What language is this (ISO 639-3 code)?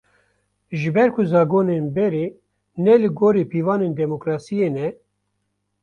kur